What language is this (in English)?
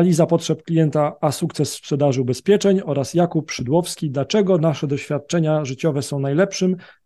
Polish